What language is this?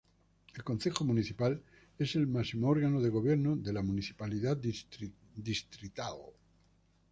Spanish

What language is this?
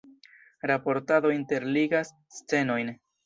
Esperanto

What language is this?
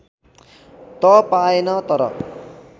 Nepali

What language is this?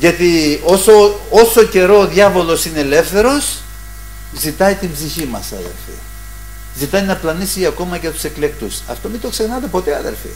Greek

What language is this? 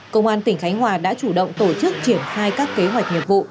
Vietnamese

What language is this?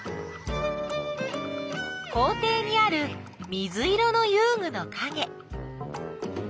Japanese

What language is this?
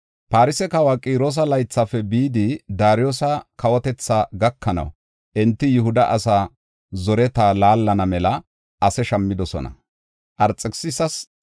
Gofa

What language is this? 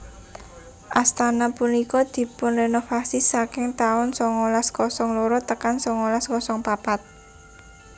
Javanese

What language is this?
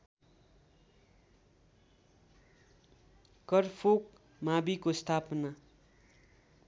Nepali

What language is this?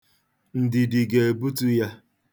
Igbo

